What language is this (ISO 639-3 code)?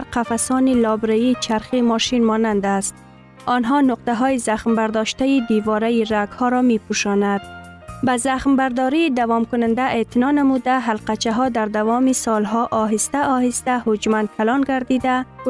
fas